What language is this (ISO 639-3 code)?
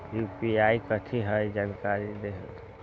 mag